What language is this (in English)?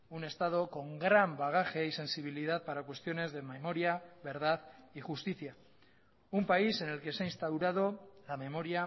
Spanish